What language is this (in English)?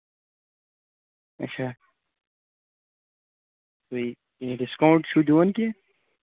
Kashmiri